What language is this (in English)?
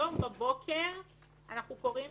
Hebrew